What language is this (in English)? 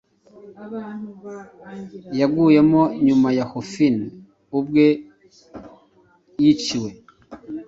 Kinyarwanda